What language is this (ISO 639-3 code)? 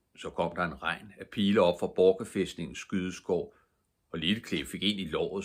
dan